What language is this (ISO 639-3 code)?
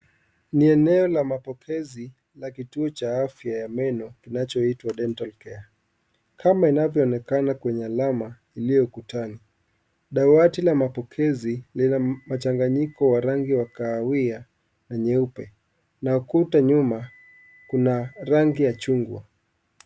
swa